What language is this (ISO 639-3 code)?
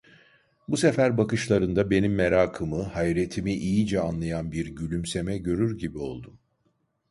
tur